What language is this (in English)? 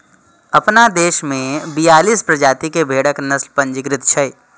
Maithili